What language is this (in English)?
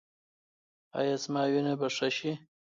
Pashto